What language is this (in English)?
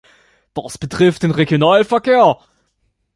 German